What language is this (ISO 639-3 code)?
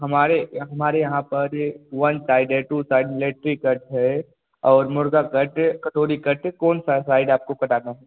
hin